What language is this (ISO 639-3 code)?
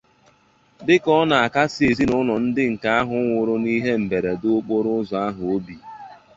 ibo